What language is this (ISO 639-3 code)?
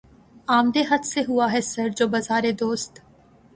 urd